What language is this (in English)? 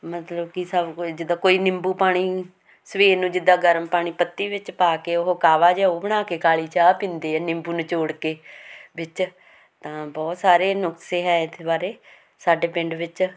Punjabi